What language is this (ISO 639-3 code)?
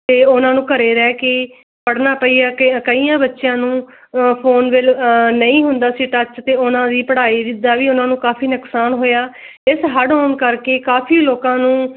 pan